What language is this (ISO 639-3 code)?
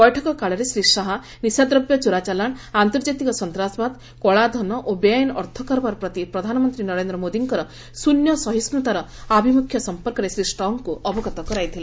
ori